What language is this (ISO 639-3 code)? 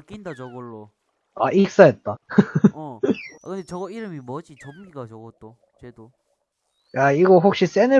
kor